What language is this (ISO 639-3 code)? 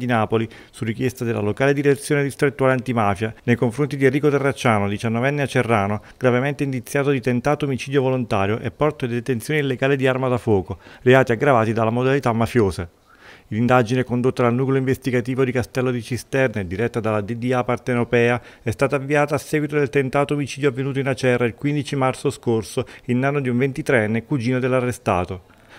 ita